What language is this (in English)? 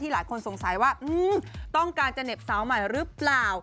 Thai